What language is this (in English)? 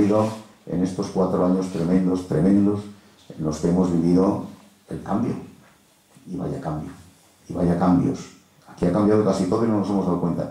Spanish